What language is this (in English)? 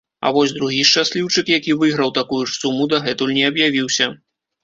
Belarusian